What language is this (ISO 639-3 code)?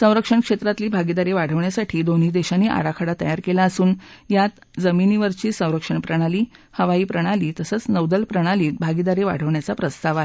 mar